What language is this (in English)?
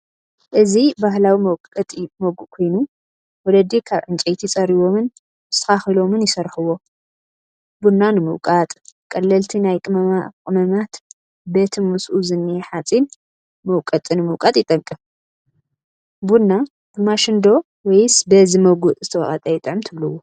Tigrinya